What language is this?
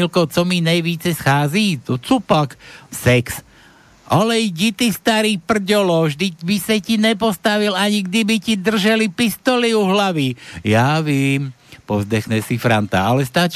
Slovak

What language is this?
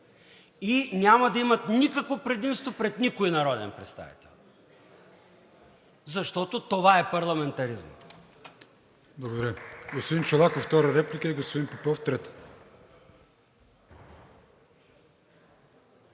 Bulgarian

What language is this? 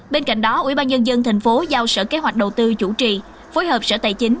Vietnamese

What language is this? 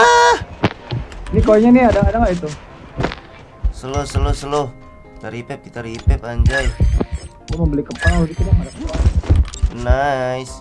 Indonesian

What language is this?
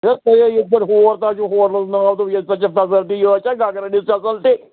Kashmiri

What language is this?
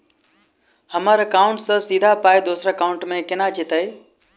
Maithili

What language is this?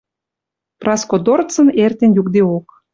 Western Mari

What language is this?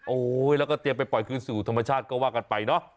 Thai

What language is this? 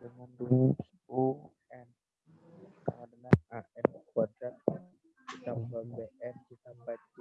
Indonesian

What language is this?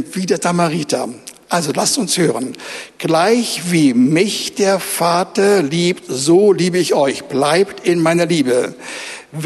German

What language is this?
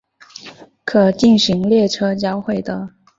Chinese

